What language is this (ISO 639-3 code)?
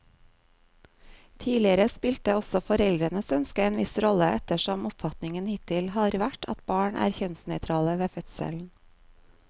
nor